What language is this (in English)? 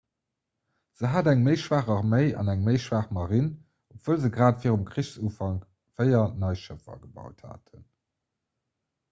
Luxembourgish